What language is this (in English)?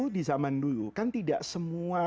Indonesian